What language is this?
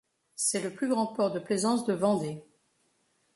French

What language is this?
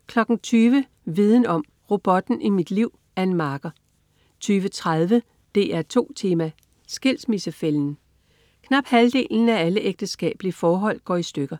Danish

